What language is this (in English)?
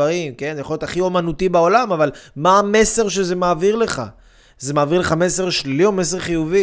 Hebrew